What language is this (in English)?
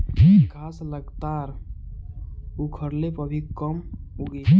Bhojpuri